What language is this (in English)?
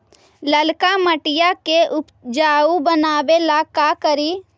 Magahi